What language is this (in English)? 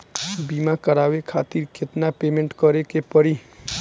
Bhojpuri